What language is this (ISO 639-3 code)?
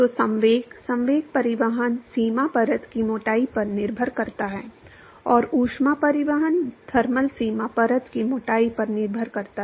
hin